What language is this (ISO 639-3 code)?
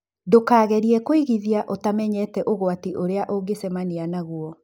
kik